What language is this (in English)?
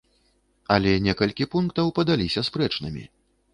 Belarusian